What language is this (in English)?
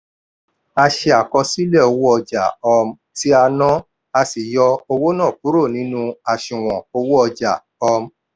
Yoruba